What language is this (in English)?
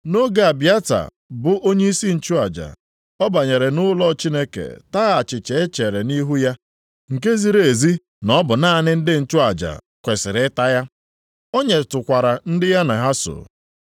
Igbo